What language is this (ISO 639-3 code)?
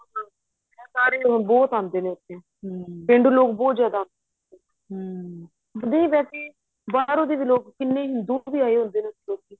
pan